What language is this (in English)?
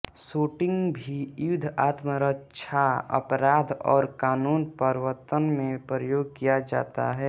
Hindi